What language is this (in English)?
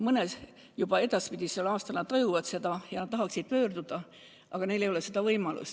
Estonian